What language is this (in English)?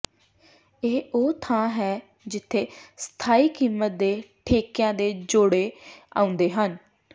Punjabi